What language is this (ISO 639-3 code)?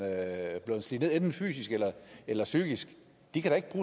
dan